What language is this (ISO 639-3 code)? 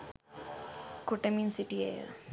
sin